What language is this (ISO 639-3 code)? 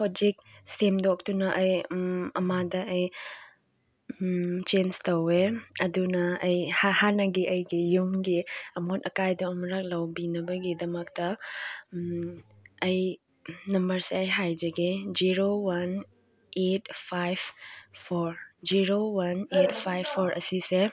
mni